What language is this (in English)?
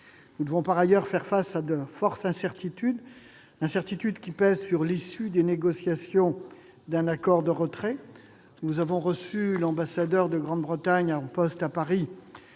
French